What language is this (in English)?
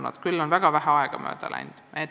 Estonian